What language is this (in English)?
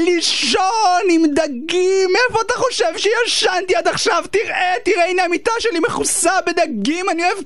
Hebrew